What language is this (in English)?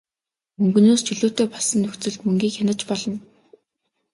Mongolian